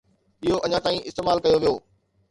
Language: Sindhi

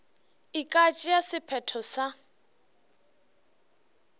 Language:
Northern Sotho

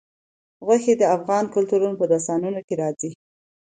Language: Pashto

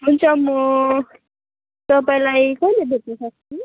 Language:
Nepali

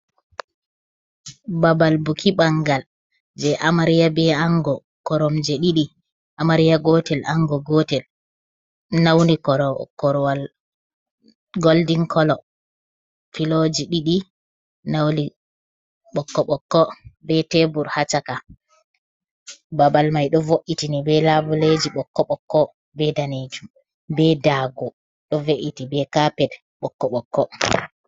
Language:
Fula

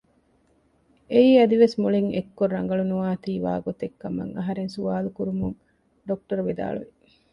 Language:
Divehi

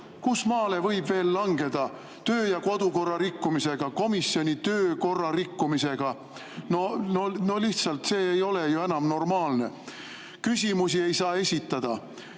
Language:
Estonian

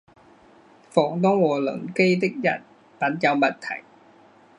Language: Chinese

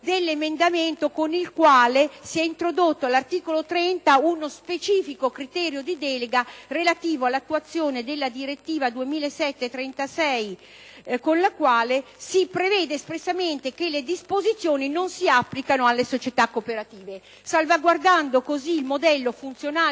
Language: Italian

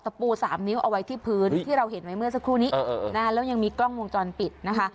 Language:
Thai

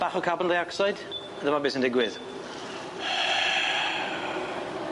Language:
Welsh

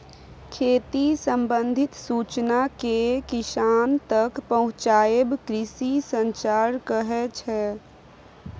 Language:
Maithili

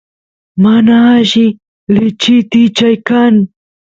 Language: Santiago del Estero Quichua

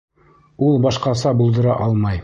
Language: Bashkir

